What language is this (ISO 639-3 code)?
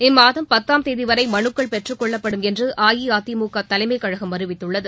tam